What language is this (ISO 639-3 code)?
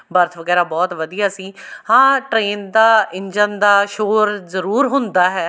pan